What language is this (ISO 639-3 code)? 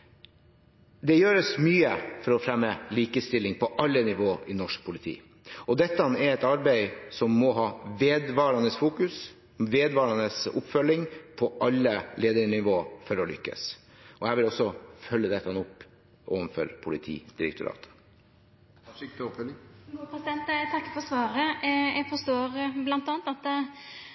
nor